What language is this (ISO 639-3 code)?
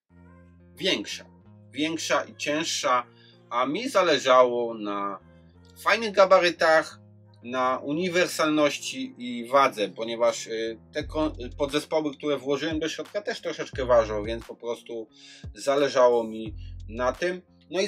pol